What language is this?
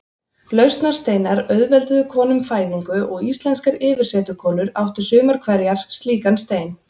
Icelandic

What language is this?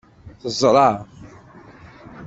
Kabyle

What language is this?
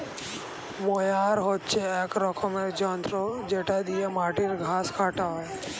Bangla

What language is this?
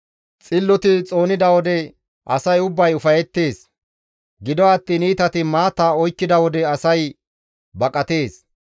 Gamo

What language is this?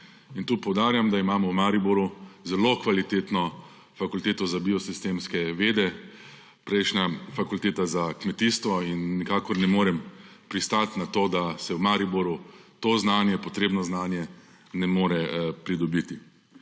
Slovenian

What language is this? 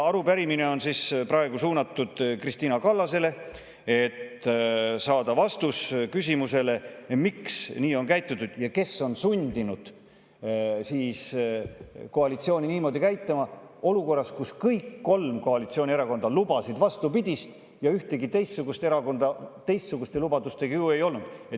Estonian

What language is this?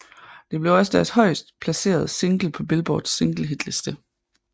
Danish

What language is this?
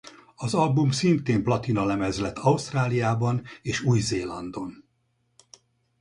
Hungarian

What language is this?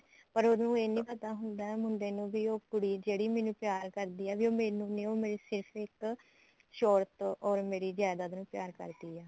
Punjabi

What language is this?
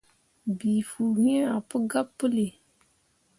Mundang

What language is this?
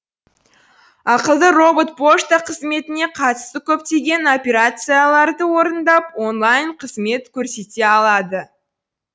Kazakh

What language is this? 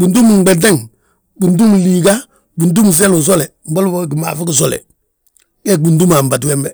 Balanta-Ganja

